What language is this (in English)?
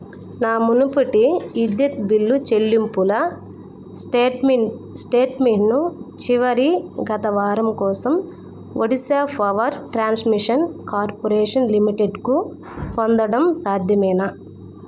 Telugu